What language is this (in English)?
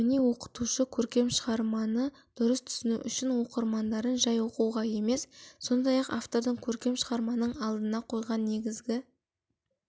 Kazakh